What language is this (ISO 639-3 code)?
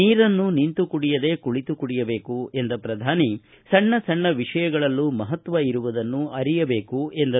kan